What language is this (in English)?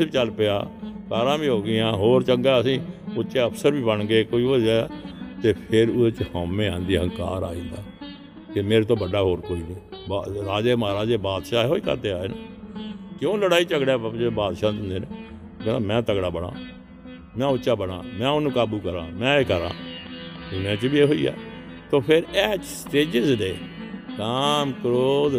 Punjabi